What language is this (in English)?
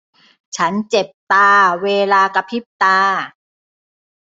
Thai